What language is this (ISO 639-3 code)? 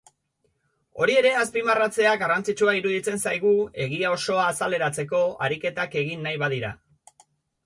eus